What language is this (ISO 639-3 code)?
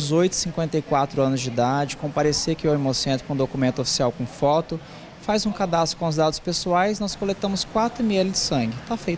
por